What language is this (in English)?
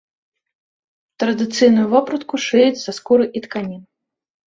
Belarusian